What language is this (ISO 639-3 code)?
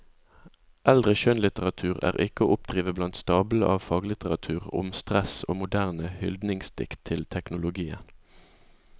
nor